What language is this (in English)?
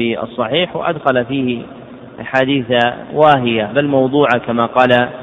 Arabic